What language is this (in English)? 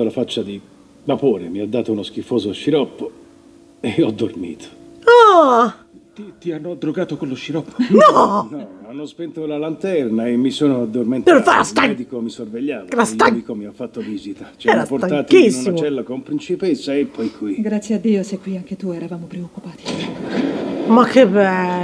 Italian